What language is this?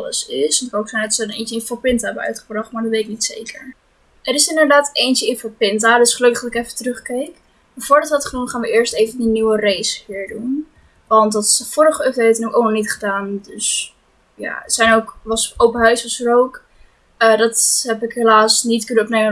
Dutch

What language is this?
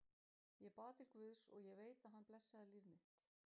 Icelandic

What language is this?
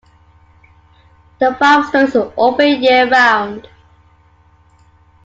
English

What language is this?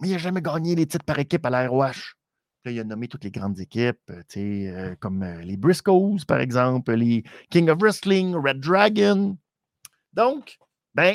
French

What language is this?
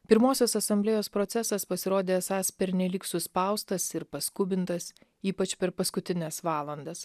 Lithuanian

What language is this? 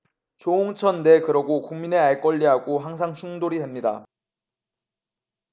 Korean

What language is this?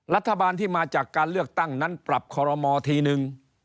Thai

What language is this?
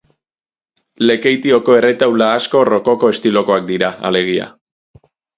Basque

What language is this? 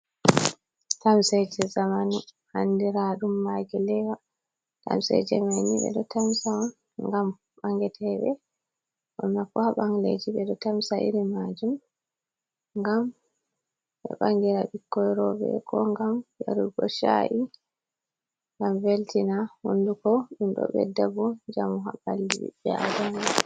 Fula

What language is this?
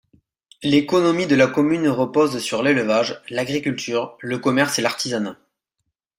French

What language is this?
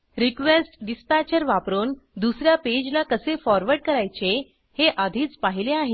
Marathi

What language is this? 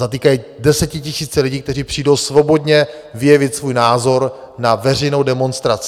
Czech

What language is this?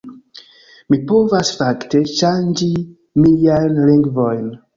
Esperanto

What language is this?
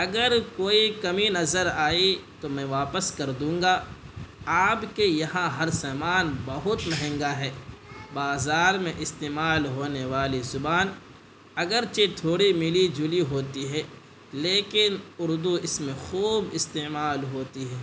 Urdu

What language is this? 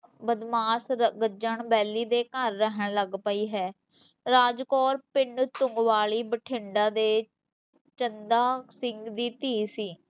Punjabi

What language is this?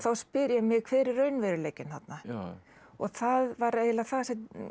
Icelandic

